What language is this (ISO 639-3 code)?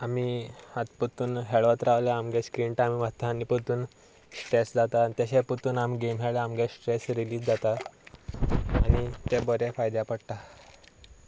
kok